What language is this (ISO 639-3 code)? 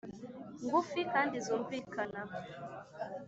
kin